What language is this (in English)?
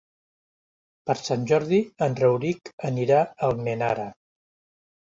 Catalan